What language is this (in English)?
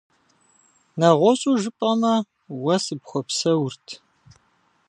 Kabardian